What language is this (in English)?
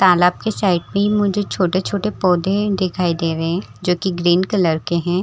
Hindi